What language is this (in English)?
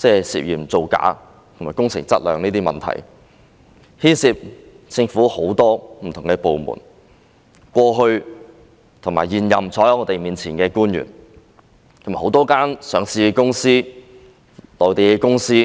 Cantonese